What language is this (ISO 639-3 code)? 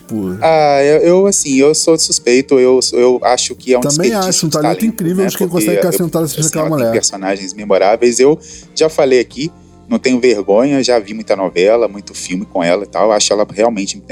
por